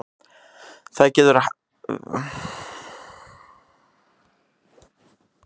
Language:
Icelandic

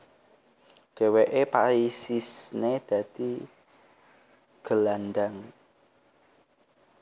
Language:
Javanese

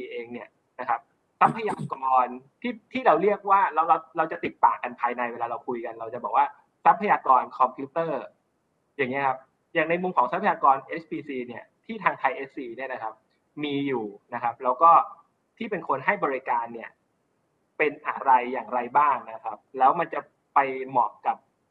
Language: Thai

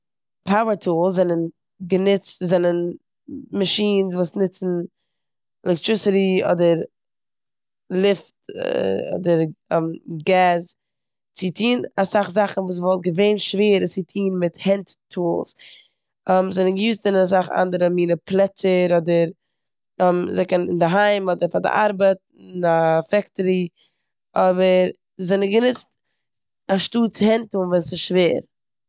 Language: Yiddish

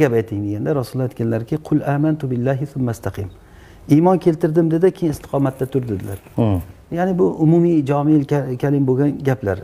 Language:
Turkish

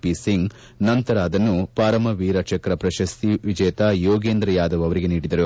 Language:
Kannada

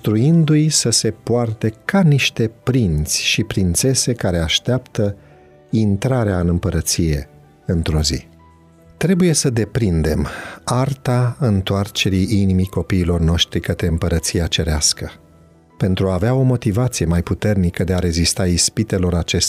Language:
Romanian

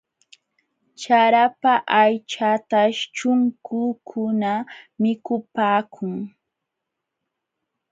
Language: Jauja Wanca Quechua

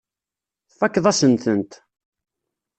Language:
Kabyle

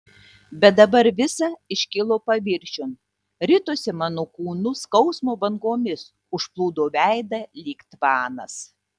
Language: Lithuanian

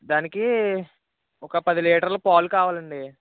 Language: Telugu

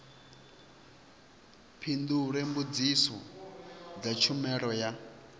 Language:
Venda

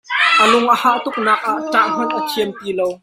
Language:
Hakha Chin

